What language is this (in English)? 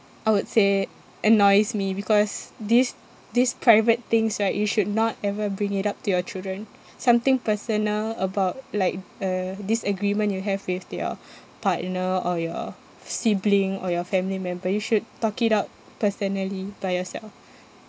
English